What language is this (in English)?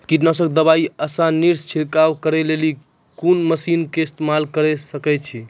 Maithili